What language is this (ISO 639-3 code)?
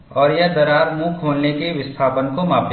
hin